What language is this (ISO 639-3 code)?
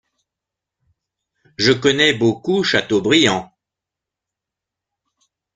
fra